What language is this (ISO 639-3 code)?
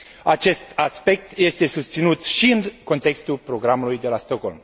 ron